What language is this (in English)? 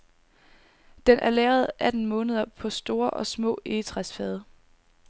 Danish